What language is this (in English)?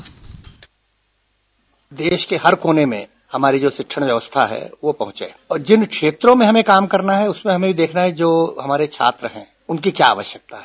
Hindi